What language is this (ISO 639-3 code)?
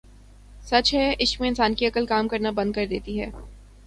urd